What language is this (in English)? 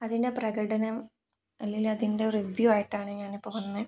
Malayalam